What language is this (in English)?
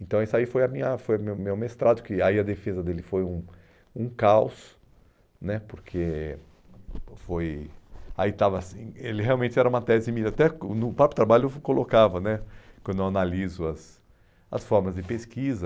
Portuguese